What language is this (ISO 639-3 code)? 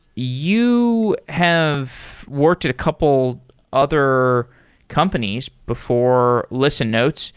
eng